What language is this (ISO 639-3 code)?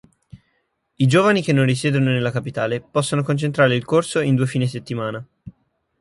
ita